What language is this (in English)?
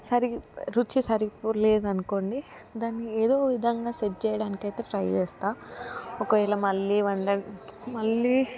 Telugu